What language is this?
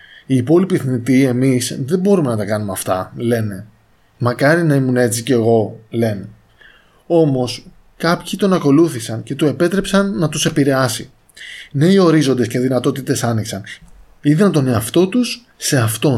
Greek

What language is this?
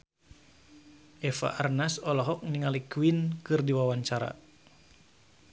Sundanese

